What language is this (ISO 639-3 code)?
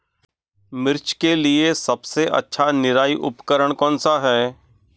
hin